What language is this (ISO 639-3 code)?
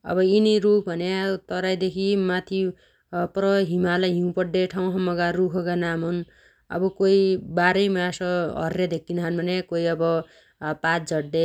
dty